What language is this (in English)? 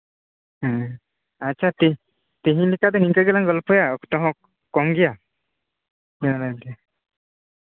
Santali